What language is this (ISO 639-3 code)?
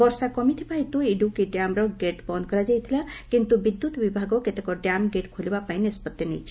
ori